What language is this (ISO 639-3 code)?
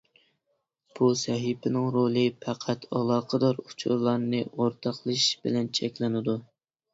uig